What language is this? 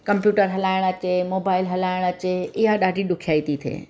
Sindhi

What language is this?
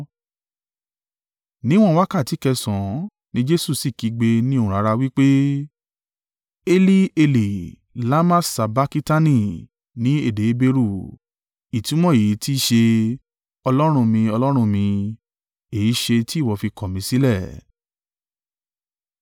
Yoruba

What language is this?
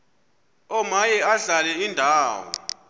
Xhosa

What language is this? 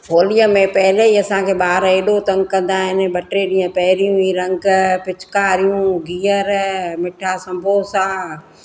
Sindhi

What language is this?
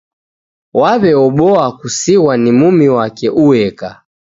Taita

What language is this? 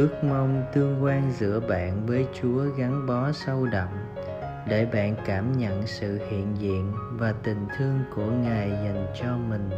Vietnamese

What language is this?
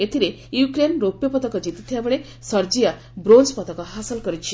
Odia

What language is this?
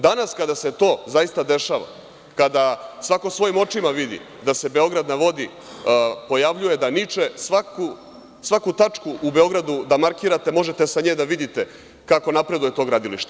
Serbian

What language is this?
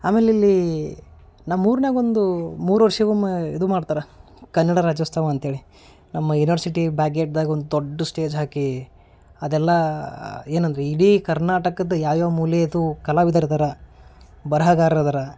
Kannada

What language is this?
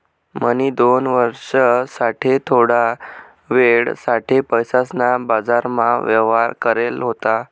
Marathi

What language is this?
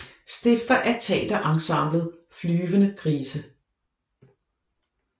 Danish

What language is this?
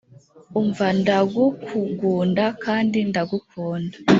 Kinyarwanda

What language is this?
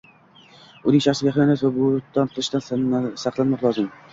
Uzbek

